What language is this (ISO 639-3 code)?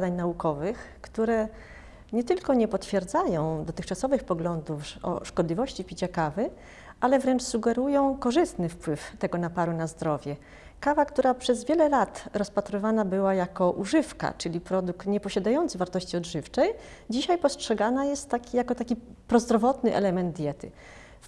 pol